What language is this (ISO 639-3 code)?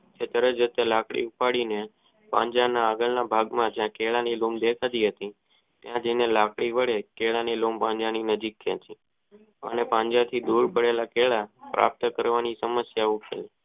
guj